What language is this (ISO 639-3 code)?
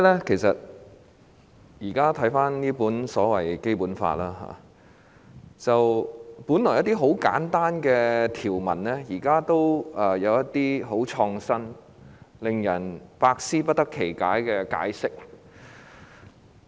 yue